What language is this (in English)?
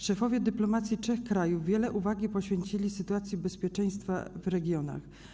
Polish